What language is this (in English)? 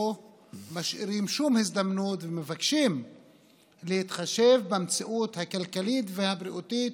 Hebrew